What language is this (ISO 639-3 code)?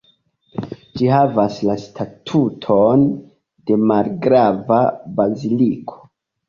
epo